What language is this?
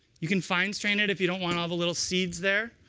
English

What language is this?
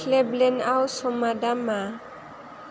Bodo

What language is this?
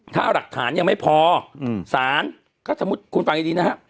Thai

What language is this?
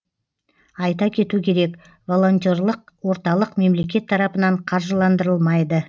Kazakh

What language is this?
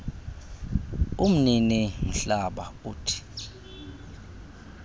Xhosa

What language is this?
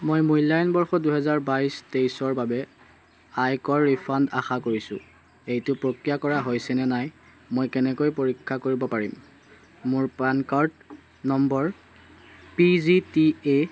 Assamese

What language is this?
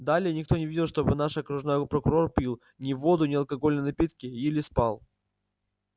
Russian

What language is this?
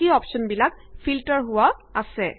Assamese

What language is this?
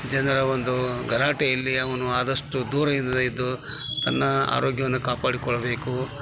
Kannada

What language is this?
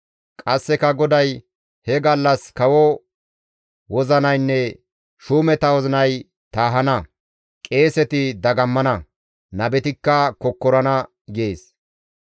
Gamo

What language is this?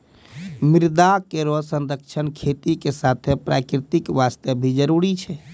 Maithili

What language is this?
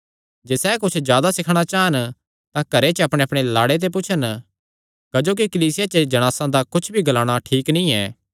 Kangri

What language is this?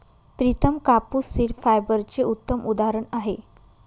Marathi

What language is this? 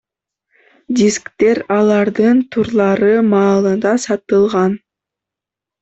Kyrgyz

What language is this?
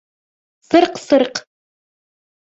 Bashkir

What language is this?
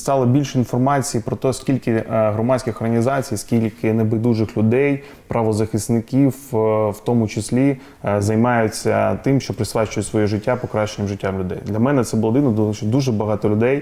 Ukrainian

